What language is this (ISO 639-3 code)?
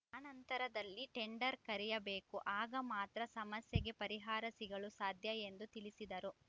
kan